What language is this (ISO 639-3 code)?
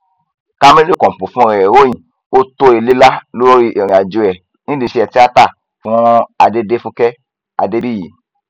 yor